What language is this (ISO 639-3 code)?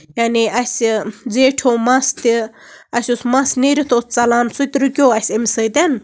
kas